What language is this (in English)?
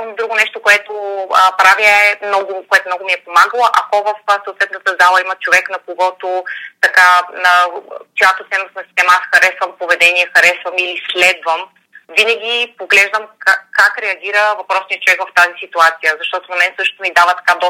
Bulgarian